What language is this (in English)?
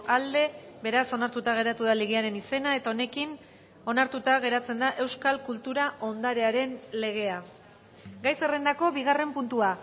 Basque